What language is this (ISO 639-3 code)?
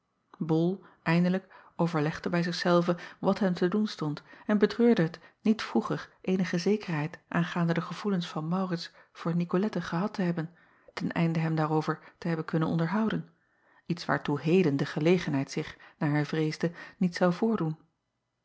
nld